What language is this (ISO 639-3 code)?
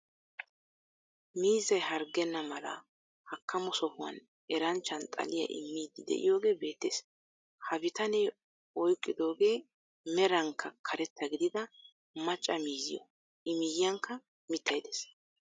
wal